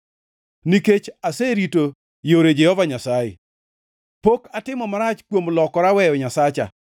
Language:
Luo (Kenya and Tanzania)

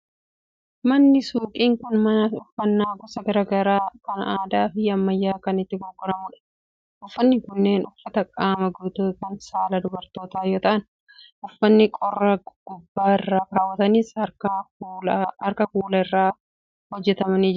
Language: Oromo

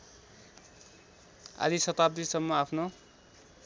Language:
Nepali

